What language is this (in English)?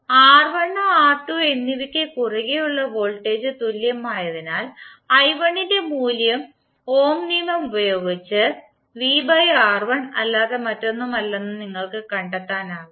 Malayalam